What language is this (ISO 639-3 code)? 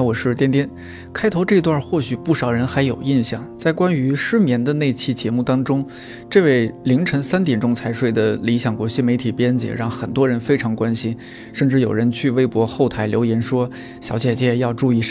zho